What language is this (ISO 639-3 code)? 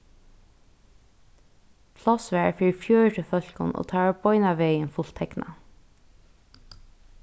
fao